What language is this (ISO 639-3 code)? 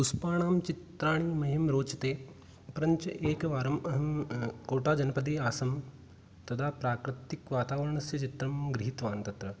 san